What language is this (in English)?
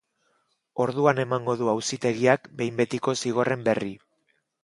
Basque